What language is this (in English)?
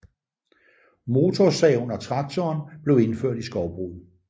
Danish